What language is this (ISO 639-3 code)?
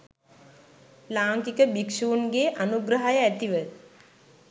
sin